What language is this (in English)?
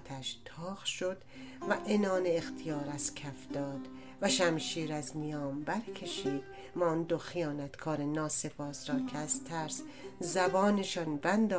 Persian